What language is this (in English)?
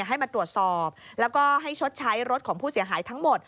Thai